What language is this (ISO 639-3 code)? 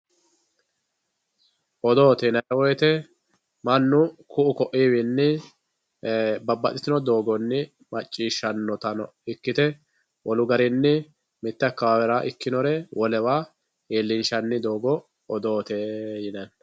sid